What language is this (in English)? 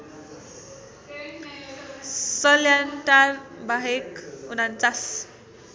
Nepali